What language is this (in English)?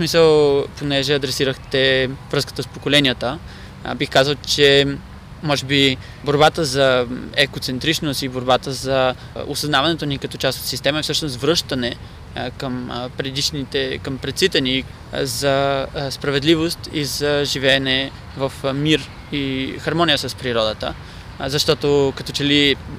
Bulgarian